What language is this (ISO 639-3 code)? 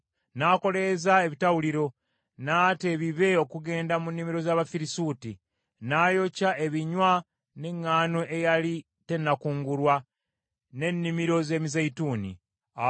lug